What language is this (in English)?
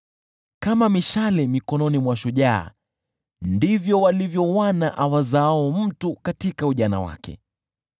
Swahili